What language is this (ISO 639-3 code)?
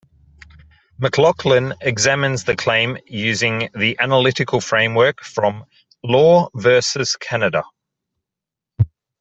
eng